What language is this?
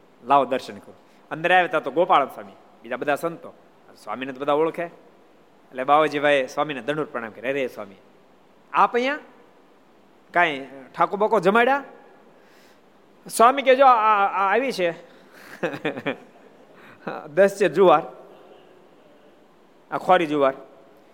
Gujarati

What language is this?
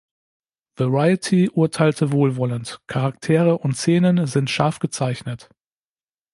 German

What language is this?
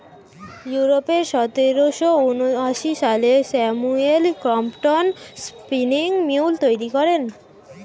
Bangla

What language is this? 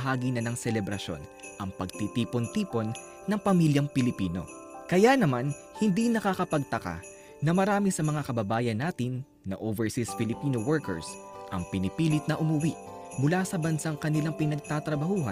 Filipino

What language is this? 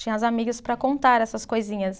Portuguese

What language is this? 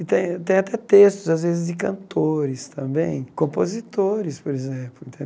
Portuguese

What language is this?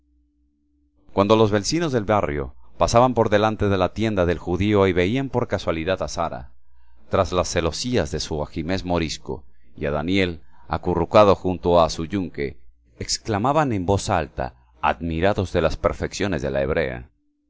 Spanish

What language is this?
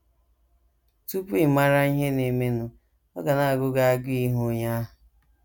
Igbo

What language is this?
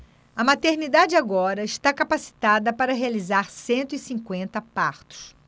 Portuguese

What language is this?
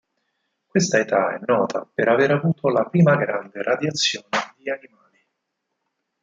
Italian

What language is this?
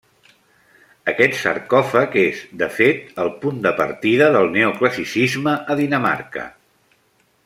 Catalan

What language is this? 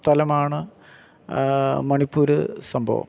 Malayalam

